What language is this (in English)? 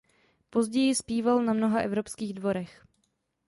Czech